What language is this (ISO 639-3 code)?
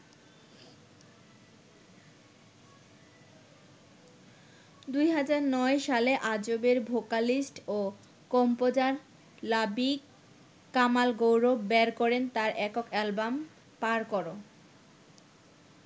ben